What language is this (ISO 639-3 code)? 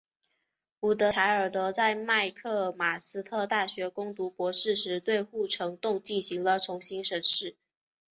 zho